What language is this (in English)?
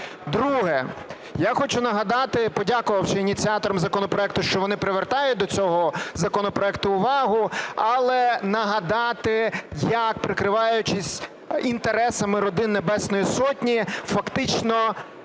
Ukrainian